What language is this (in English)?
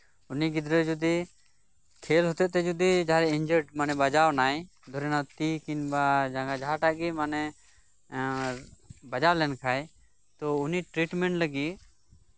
Santali